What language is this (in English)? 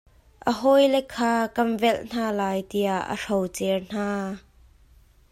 Hakha Chin